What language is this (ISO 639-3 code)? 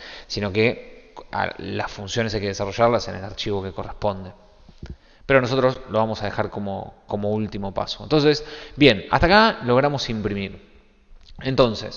spa